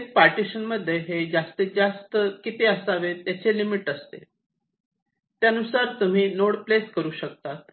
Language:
Marathi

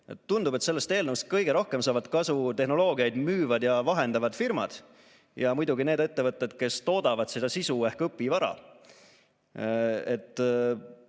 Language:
Estonian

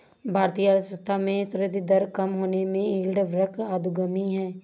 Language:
Hindi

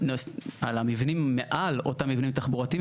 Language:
Hebrew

